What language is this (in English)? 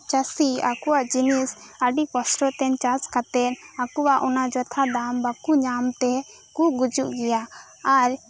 Santali